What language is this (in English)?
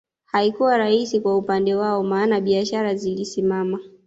Swahili